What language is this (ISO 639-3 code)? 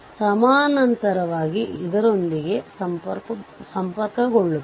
kan